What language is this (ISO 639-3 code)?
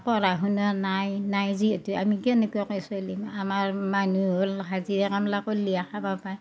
asm